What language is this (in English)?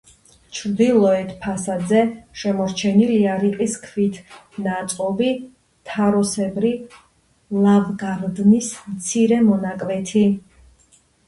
Georgian